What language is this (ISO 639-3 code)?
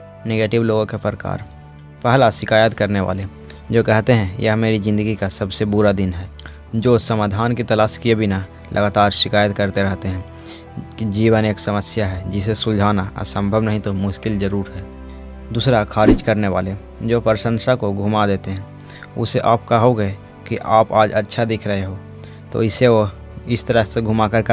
hin